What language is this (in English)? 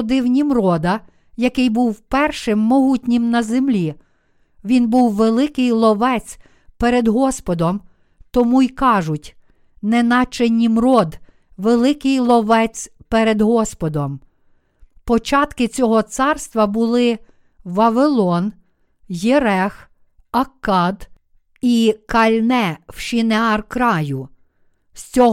Ukrainian